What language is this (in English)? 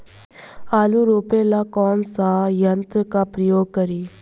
Bhojpuri